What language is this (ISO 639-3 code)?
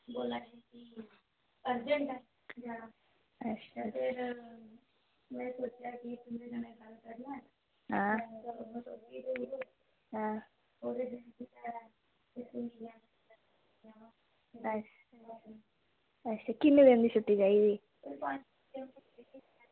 doi